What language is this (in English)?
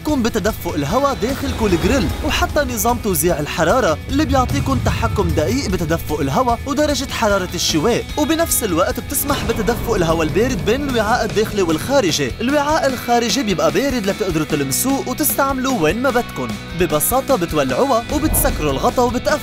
Arabic